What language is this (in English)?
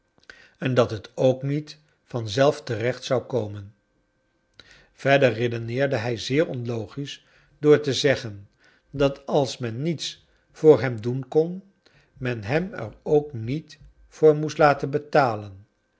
Dutch